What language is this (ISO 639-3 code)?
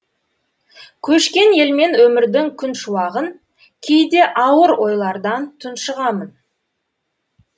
kaz